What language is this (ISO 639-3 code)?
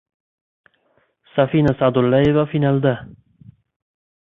uzb